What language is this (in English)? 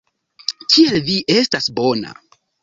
Esperanto